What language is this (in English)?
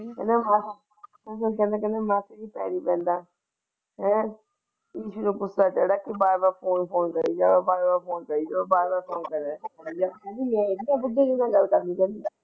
Punjabi